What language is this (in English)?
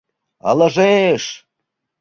Mari